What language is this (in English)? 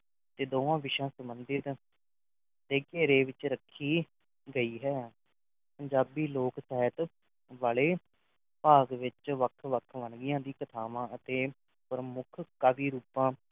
Punjabi